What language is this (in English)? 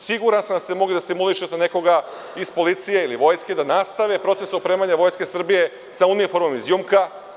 Serbian